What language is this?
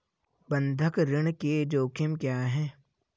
Hindi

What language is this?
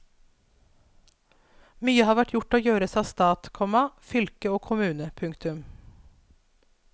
Norwegian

